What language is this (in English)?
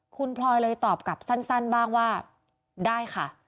Thai